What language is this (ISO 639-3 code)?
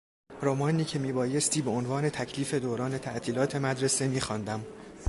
fas